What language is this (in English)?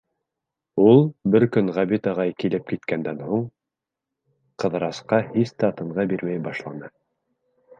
Bashkir